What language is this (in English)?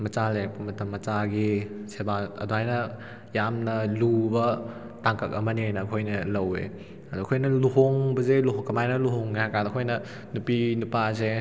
Manipuri